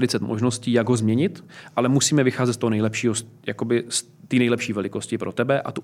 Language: Czech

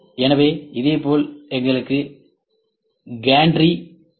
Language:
Tamil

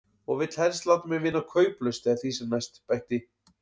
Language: Icelandic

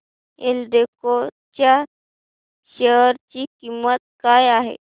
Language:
Marathi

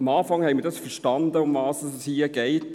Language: Swiss German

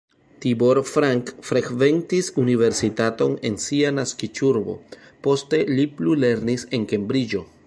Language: Esperanto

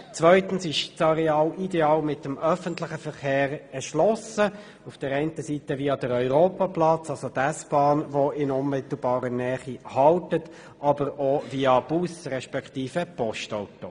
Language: Swiss German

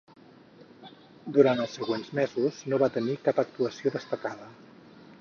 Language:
Catalan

